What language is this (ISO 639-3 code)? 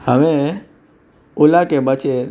kok